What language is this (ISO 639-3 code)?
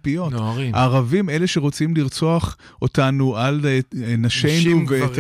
heb